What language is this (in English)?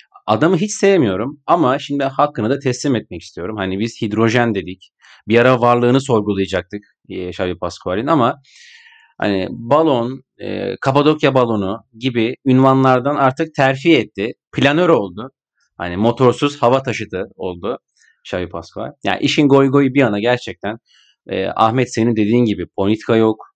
Turkish